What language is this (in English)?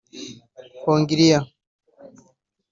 Kinyarwanda